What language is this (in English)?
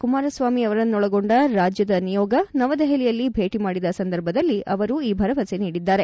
Kannada